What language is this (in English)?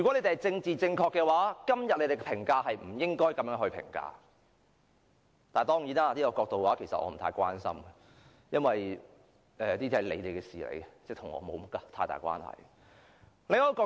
Cantonese